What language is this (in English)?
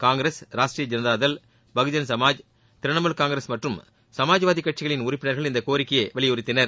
Tamil